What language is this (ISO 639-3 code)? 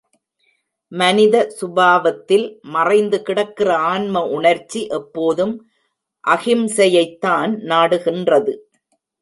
tam